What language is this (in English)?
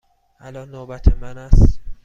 Persian